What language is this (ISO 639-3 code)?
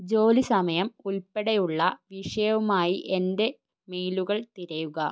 mal